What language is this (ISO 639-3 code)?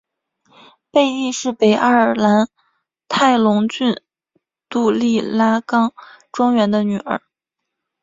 zho